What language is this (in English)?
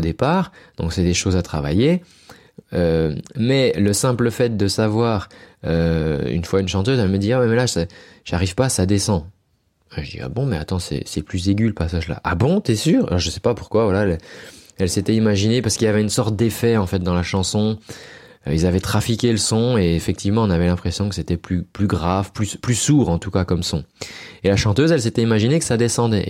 French